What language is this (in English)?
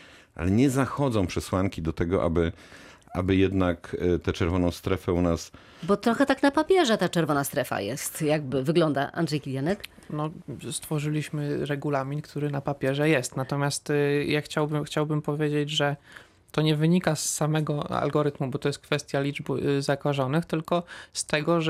Polish